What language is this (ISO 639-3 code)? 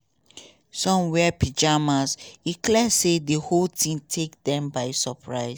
pcm